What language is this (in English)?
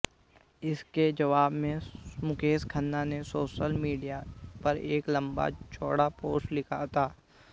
Hindi